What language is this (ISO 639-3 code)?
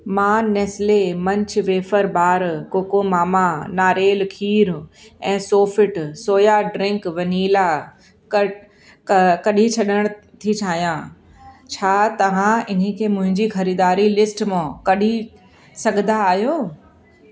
snd